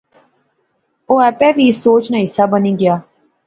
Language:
Pahari-Potwari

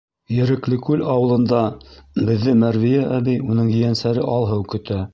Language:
Bashkir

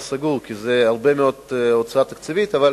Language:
Hebrew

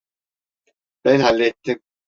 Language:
Turkish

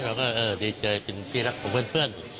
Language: Thai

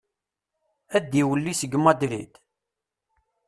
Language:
Kabyle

